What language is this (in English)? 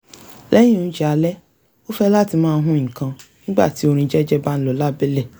Yoruba